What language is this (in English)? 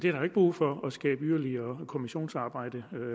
Danish